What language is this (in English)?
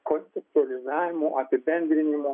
Lithuanian